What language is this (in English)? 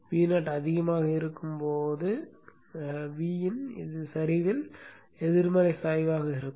Tamil